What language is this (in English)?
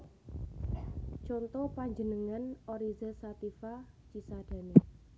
Javanese